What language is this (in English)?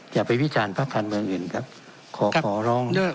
Thai